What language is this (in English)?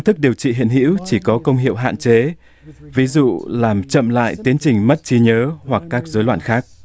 Vietnamese